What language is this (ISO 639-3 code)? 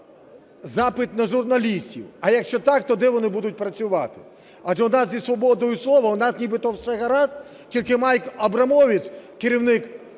ukr